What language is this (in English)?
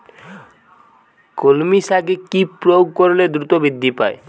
Bangla